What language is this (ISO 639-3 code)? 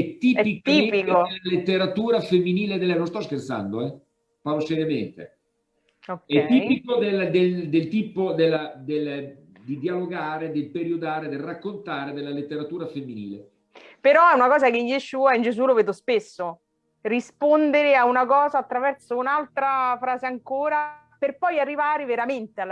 ita